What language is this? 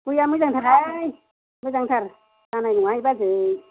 Bodo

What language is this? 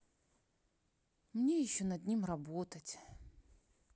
Russian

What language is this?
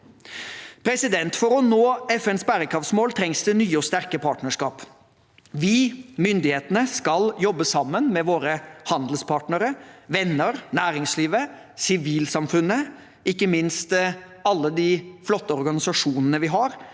Norwegian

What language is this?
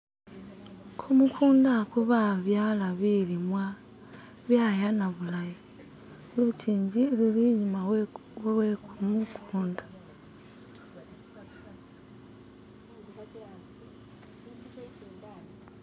Masaaba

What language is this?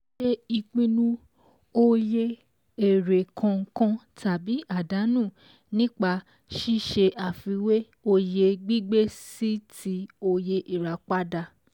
Yoruba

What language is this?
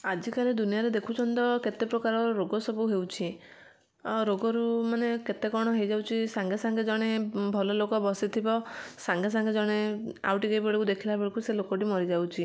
Odia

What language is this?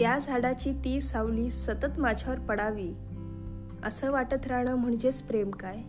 Marathi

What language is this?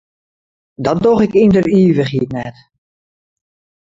Western Frisian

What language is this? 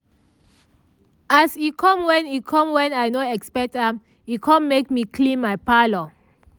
Nigerian Pidgin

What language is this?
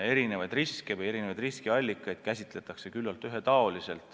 Estonian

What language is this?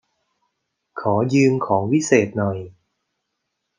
Thai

